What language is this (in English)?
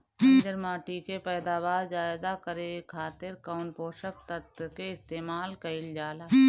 Bhojpuri